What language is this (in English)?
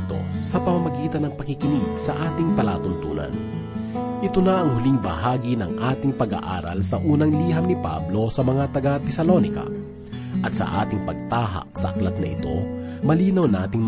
Filipino